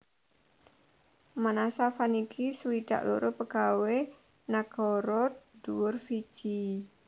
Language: Javanese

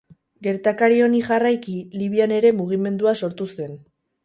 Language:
Basque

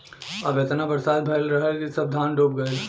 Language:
Bhojpuri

